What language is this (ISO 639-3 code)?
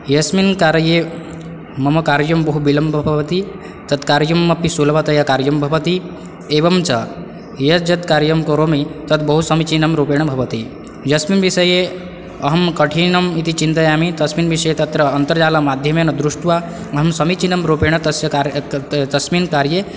san